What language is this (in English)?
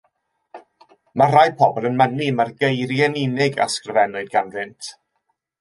Welsh